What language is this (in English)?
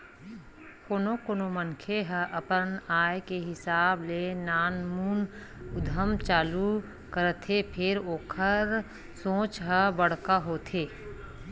Chhattisgarhi